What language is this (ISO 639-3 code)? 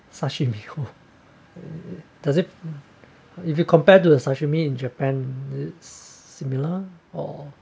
eng